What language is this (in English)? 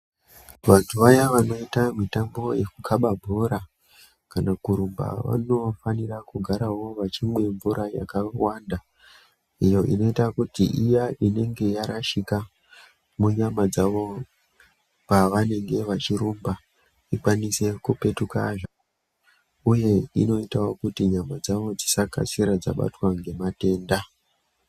Ndau